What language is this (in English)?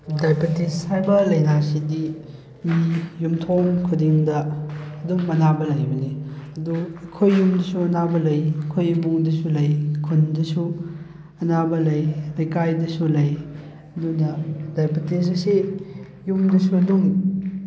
Manipuri